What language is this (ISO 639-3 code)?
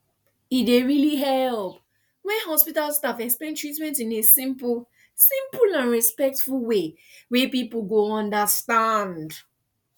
pcm